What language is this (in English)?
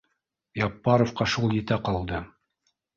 Bashkir